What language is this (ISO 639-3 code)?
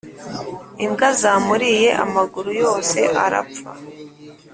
kin